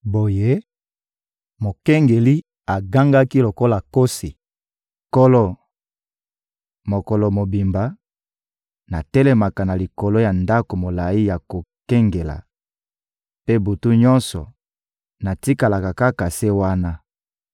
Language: Lingala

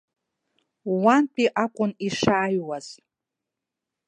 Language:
Abkhazian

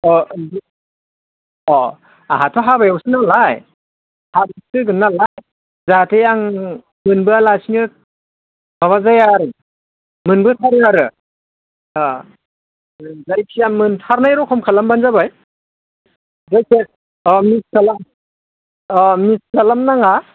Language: Bodo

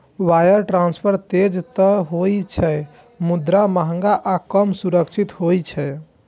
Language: Maithili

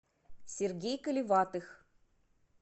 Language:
Russian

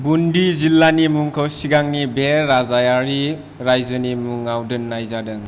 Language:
Bodo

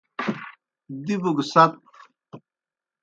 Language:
Kohistani Shina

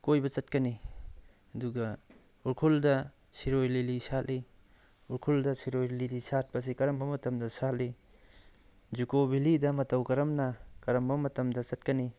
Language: Manipuri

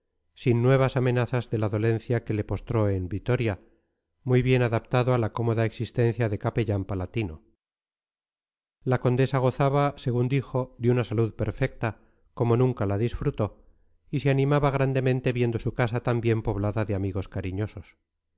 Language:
Spanish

